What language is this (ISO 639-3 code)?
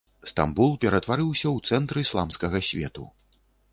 bel